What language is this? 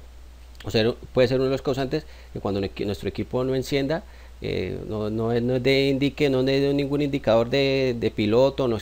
Spanish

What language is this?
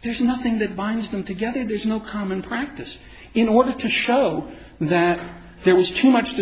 English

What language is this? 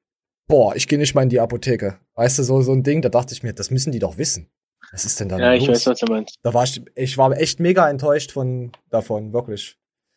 German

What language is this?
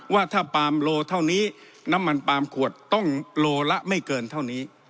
Thai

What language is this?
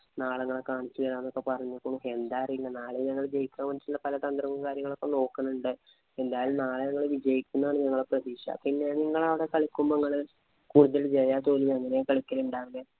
Malayalam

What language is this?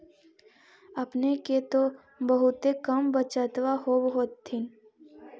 Magahi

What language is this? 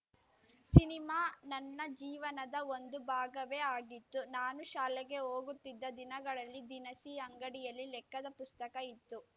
Kannada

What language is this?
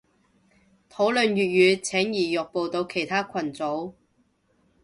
Cantonese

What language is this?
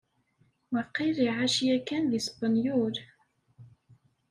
Kabyle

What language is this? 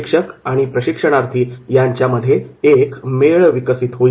Marathi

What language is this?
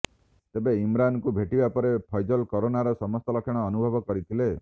Odia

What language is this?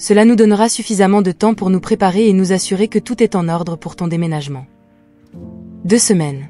French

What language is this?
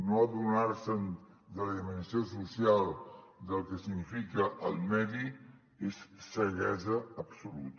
Catalan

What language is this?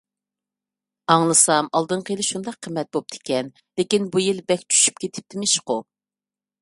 Uyghur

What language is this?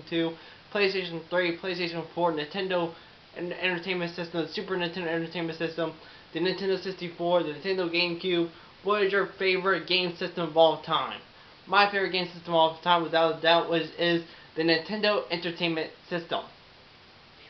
English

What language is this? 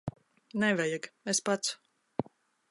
Latvian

